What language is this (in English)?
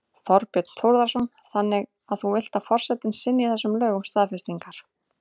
Icelandic